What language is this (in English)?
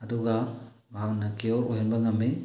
Manipuri